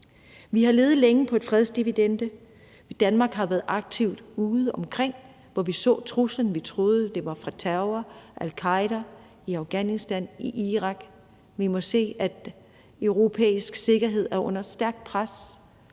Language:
Danish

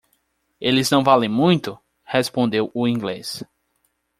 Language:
Portuguese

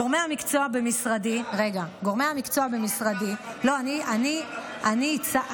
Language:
Hebrew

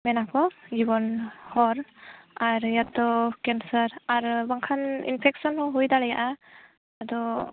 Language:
Santali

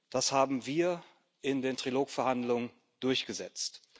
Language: German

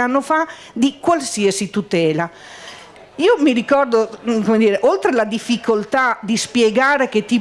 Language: Italian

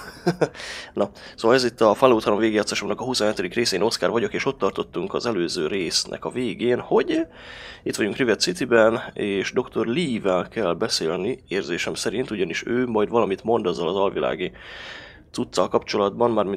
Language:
Hungarian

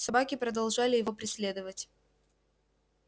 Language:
Russian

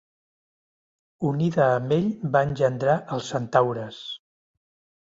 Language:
Catalan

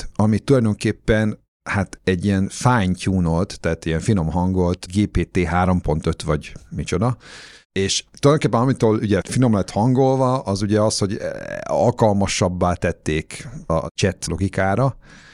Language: Hungarian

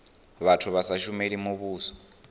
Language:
Venda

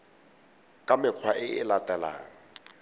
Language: Tswana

